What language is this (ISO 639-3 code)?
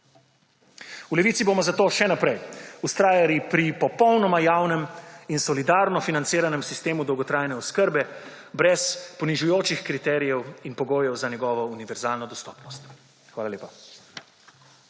slv